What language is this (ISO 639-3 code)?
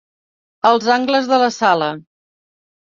cat